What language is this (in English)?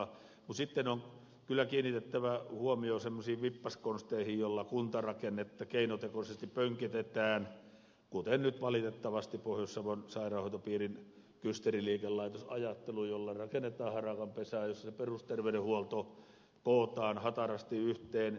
Finnish